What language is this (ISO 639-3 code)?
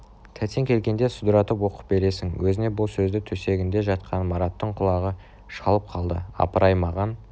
kaz